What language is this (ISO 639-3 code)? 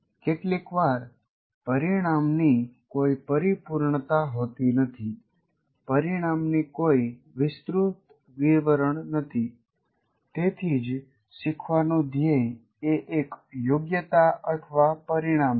guj